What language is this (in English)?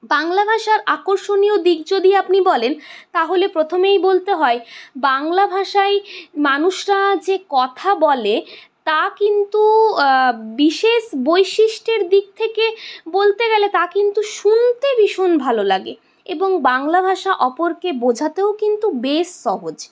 Bangla